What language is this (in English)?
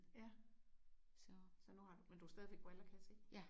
Danish